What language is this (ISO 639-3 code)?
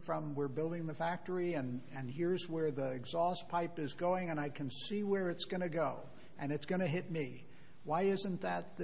eng